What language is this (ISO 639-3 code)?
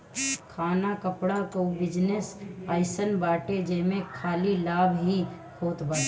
bho